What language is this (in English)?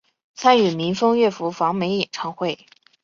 Chinese